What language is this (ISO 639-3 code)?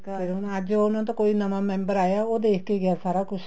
pan